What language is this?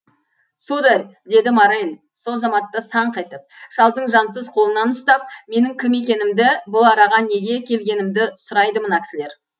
Kazakh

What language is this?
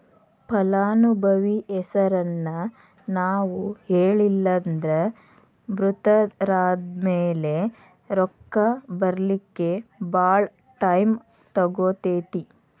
Kannada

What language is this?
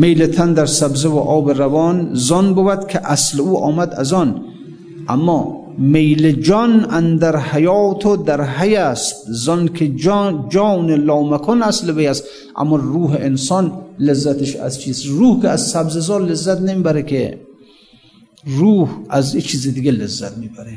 Persian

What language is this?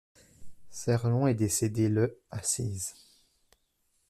French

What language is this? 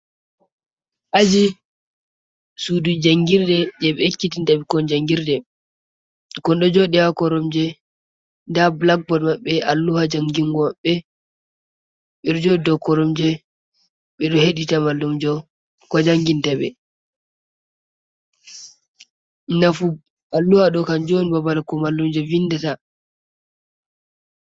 Fula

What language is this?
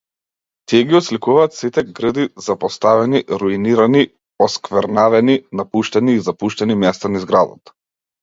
Macedonian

